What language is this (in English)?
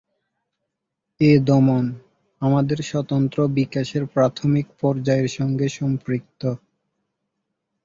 Bangla